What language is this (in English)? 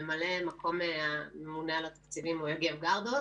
Hebrew